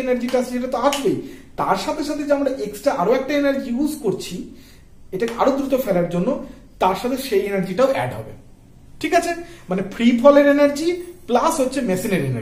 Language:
Hindi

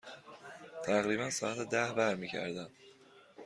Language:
Persian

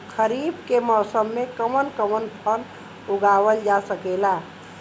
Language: Bhojpuri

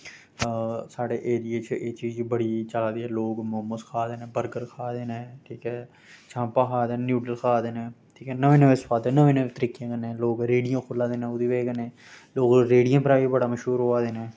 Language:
Dogri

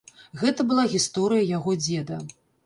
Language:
Belarusian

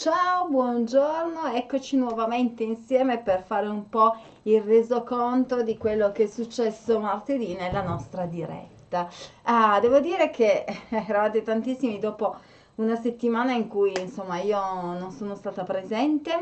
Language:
Italian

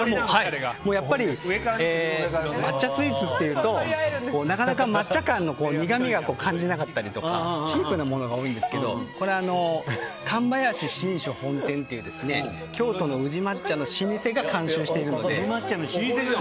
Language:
Japanese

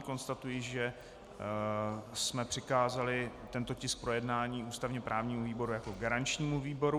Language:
Czech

